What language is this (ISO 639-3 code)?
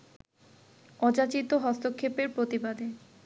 ben